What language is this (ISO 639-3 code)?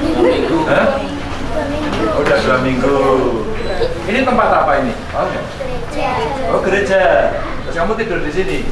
ind